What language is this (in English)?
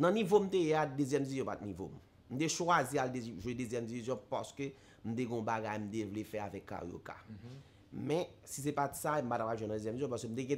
French